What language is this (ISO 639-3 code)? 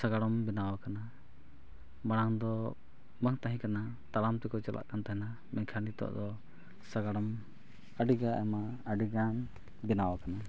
sat